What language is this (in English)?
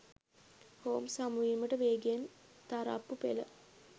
Sinhala